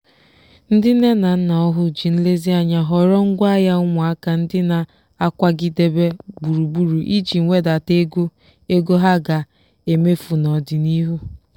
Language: Igbo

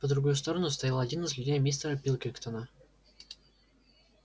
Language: Russian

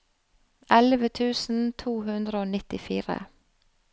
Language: Norwegian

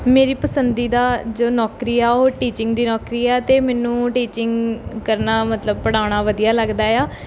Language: Punjabi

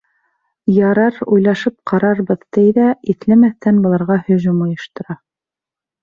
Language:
Bashkir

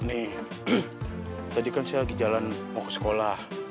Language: Indonesian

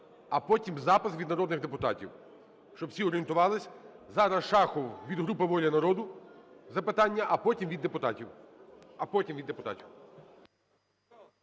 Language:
Ukrainian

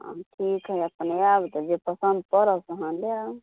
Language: Maithili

